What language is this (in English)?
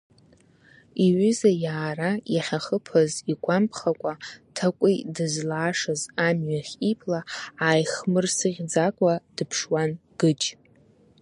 Abkhazian